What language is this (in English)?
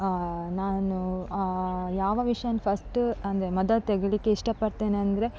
Kannada